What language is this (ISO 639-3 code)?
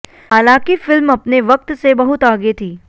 hin